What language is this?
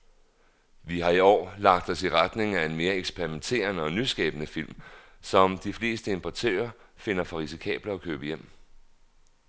Danish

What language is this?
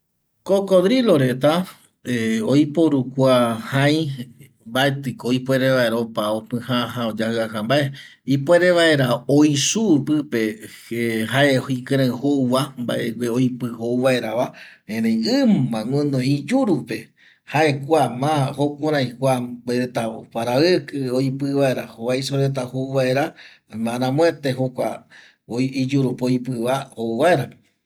Eastern Bolivian Guaraní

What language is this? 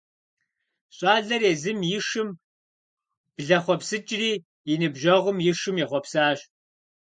Kabardian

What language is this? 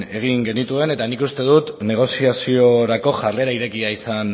Basque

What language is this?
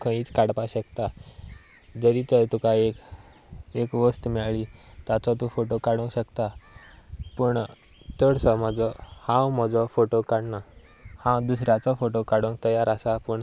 Konkani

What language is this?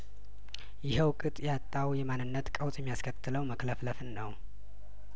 Amharic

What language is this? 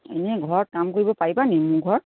Assamese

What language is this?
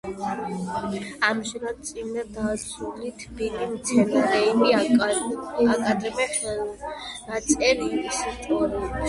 Georgian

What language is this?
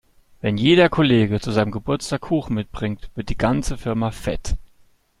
German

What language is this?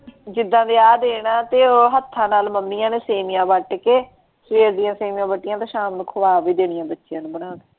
Punjabi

